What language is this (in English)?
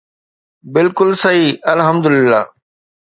Sindhi